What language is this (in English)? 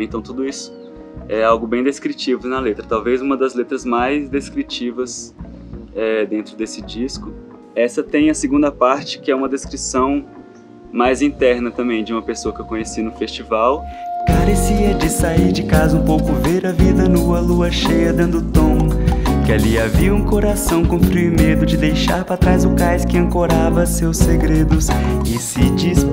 Portuguese